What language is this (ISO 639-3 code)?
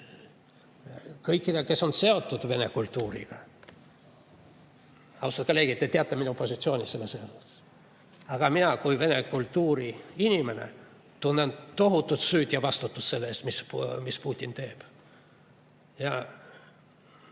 est